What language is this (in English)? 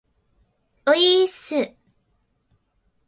Japanese